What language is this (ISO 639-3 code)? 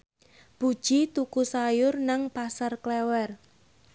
jav